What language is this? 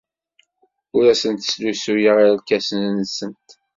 Kabyle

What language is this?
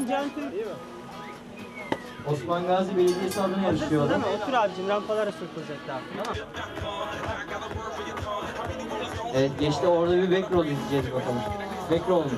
Turkish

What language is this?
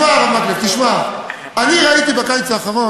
Hebrew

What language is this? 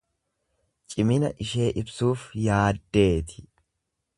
Oromo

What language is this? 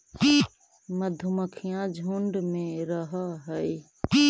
Magahi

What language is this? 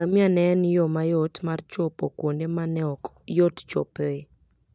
Luo (Kenya and Tanzania)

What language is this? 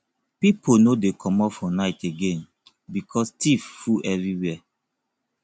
Nigerian Pidgin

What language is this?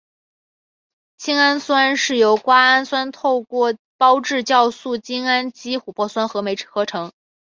Chinese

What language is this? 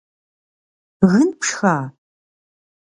Kabardian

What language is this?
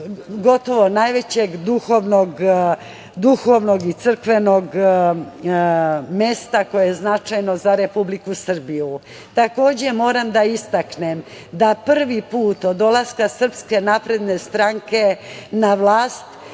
Serbian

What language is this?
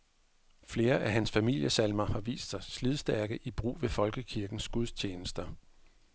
Danish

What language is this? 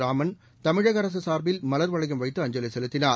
Tamil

